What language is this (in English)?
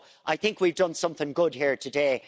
English